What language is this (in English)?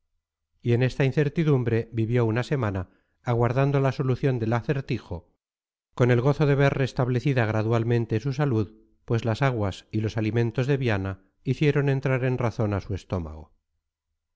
Spanish